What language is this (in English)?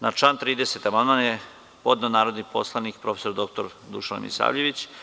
Serbian